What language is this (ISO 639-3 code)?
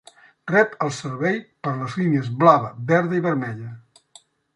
cat